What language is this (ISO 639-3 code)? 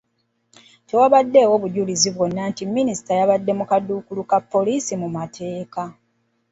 lug